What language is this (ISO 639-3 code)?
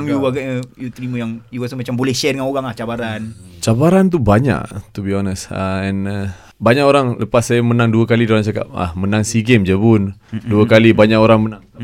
msa